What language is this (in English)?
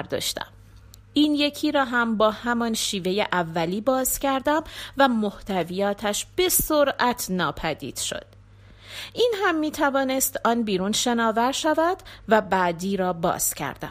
Persian